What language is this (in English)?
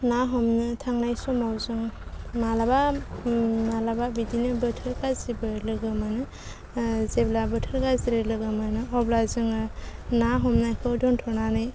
Bodo